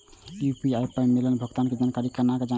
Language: Maithili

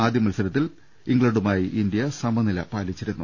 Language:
Malayalam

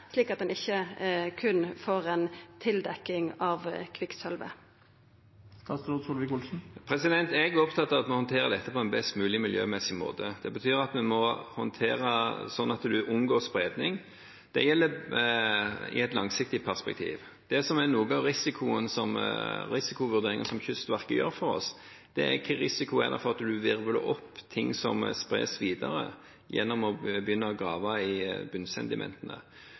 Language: Norwegian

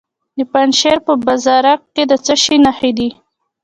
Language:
Pashto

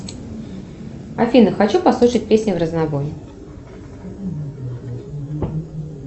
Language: Russian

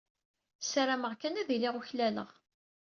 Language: Kabyle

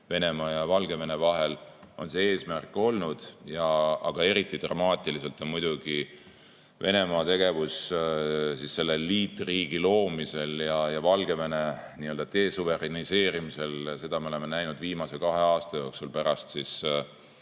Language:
Estonian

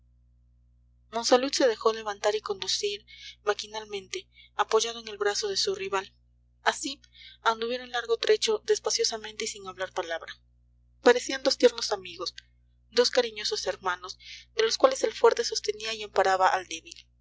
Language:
Spanish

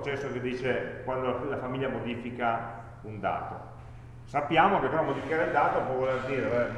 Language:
Italian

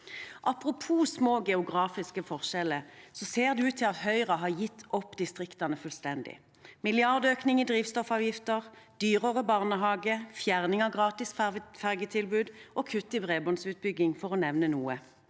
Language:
Norwegian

